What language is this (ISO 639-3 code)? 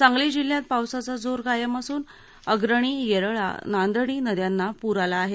mar